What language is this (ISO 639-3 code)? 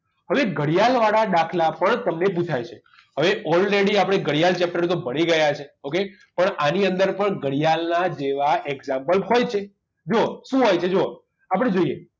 guj